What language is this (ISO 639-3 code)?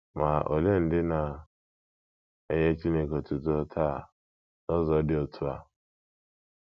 ibo